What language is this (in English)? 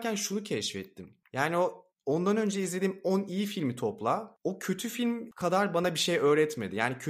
Turkish